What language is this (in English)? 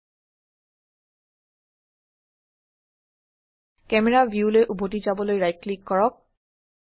Assamese